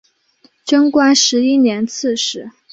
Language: Chinese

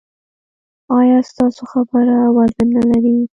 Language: Pashto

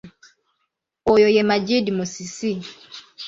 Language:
Ganda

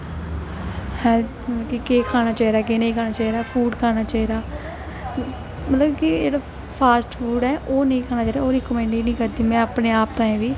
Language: Dogri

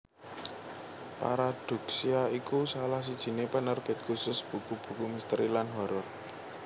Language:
Javanese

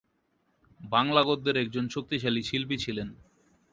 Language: Bangla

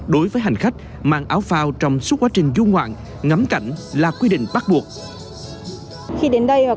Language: Vietnamese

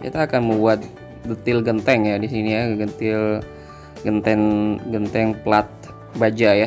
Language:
Indonesian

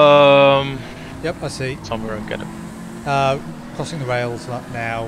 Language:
English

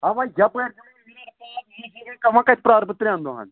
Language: Kashmiri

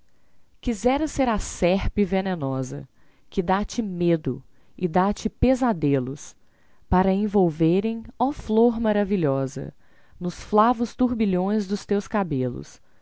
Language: Portuguese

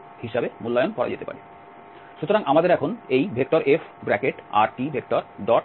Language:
Bangla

